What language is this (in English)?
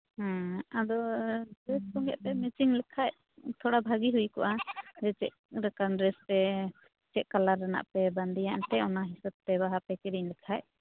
Santali